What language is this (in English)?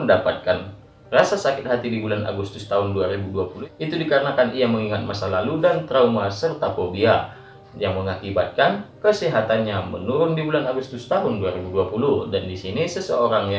Indonesian